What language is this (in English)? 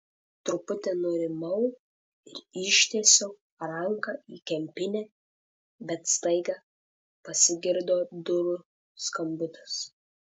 Lithuanian